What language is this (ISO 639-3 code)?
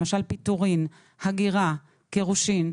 heb